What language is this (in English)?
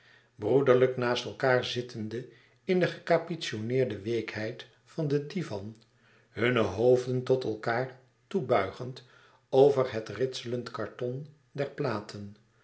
Dutch